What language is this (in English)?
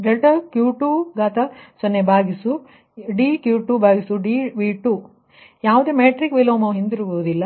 Kannada